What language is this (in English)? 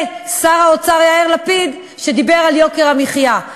Hebrew